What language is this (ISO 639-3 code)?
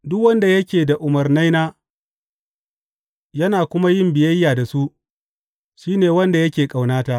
hau